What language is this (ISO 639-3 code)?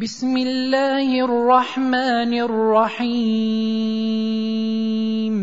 ara